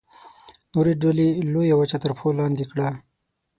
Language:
Pashto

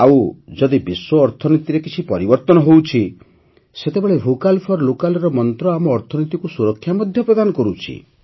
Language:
Odia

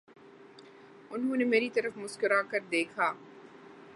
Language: Urdu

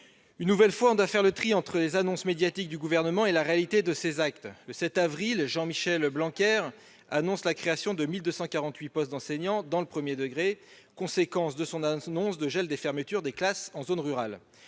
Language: French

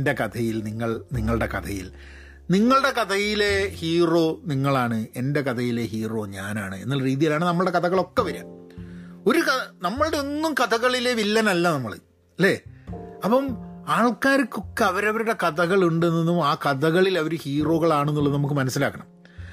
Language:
Malayalam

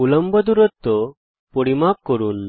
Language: Bangla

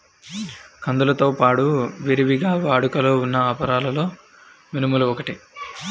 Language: Telugu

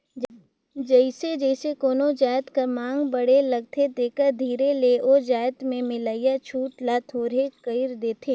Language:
Chhattisgarhi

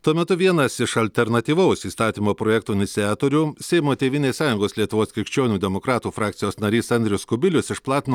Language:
Lithuanian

